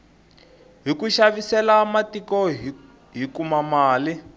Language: Tsonga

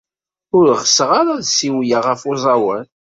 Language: Kabyle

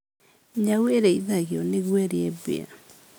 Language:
Kikuyu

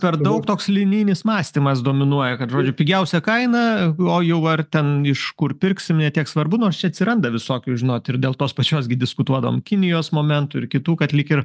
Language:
Lithuanian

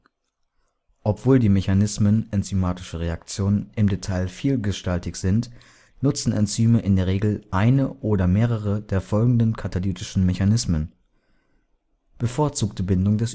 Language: German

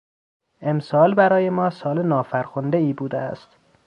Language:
Persian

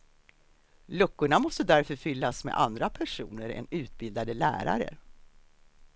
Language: Swedish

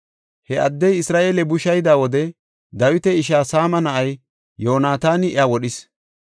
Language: Gofa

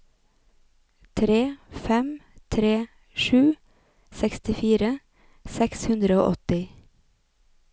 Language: Norwegian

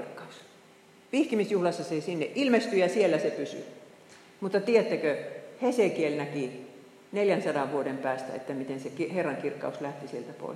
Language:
Finnish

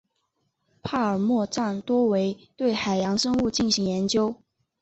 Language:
Chinese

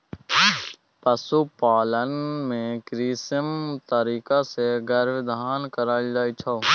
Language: Maithili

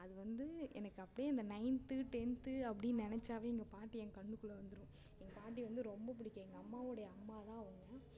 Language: Tamil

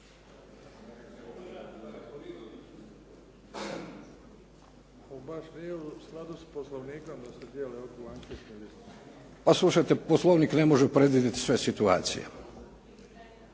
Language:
Croatian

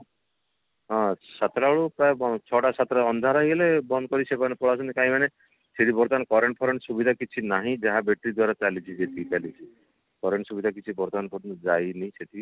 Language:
Odia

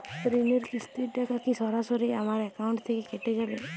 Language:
Bangla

